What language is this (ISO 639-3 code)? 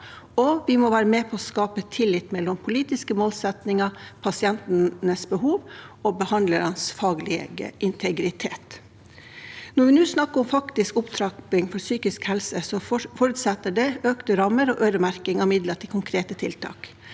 nor